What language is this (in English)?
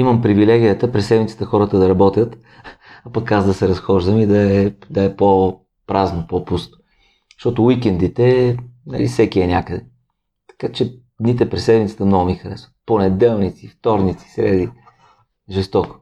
Bulgarian